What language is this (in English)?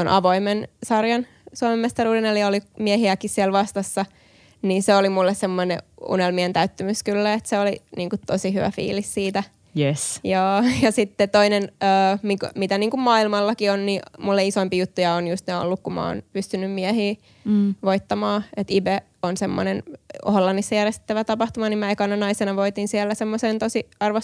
Finnish